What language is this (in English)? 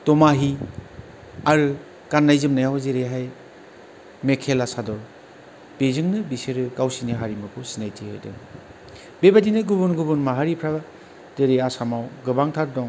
Bodo